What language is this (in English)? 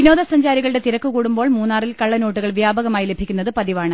Malayalam